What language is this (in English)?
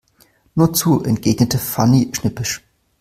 German